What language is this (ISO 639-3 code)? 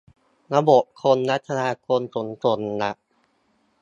tha